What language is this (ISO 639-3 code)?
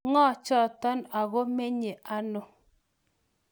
kln